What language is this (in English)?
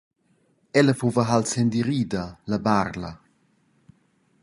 Romansh